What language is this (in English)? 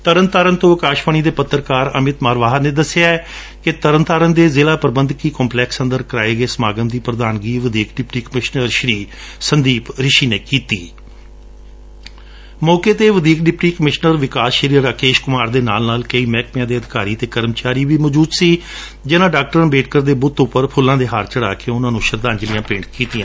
Punjabi